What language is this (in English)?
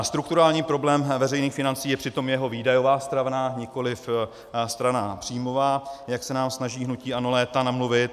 Czech